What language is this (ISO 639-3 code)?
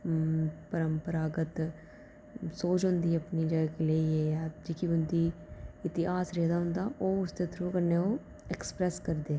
doi